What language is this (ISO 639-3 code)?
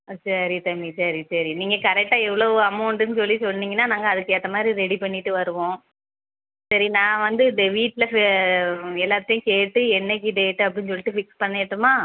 tam